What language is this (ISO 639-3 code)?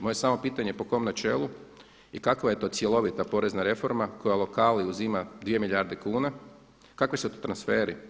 hrv